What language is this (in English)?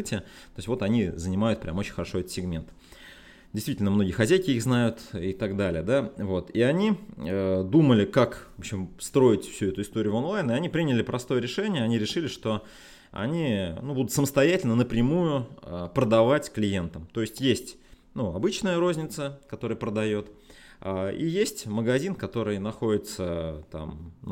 Russian